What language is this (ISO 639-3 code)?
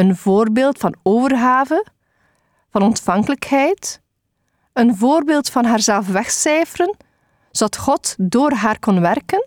nld